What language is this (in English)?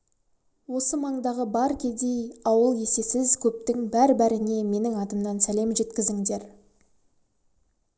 Kazakh